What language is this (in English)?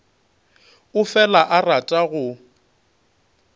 Northern Sotho